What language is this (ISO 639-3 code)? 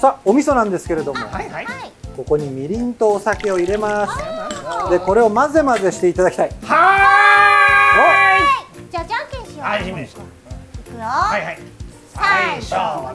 jpn